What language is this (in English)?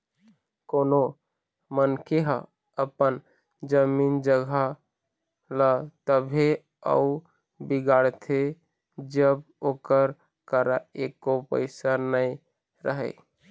Chhattisgarhi